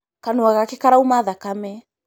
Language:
Kikuyu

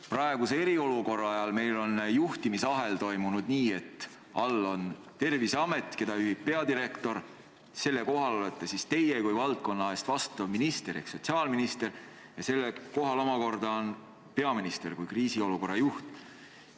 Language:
Estonian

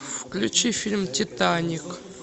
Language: Russian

